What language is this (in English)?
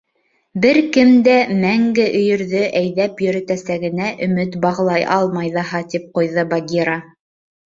Bashkir